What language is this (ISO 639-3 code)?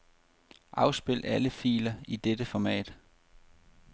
dan